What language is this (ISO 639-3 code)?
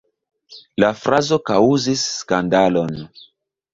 epo